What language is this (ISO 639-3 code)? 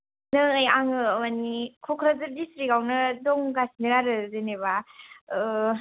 brx